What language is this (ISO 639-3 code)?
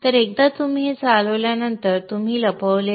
mar